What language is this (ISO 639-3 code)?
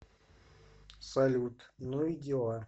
rus